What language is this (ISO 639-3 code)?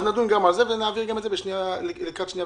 heb